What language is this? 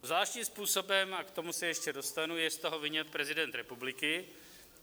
Czech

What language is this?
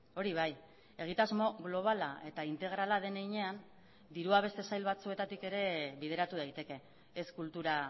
Basque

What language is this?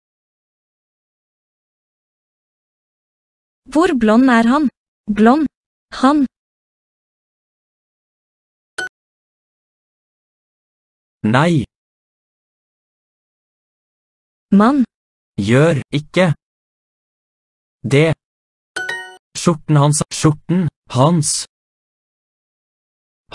Norwegian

